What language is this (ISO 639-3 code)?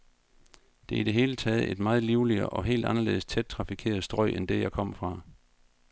dan